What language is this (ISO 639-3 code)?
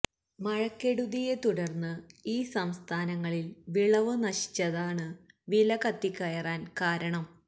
mal